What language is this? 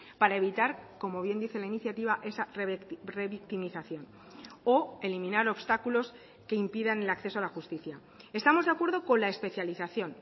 Spanish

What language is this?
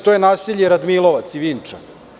Serbian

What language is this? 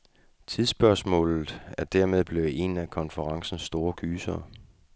Danish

